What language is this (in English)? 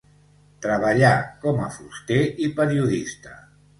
Catalan